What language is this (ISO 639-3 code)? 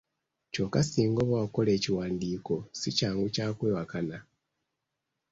lug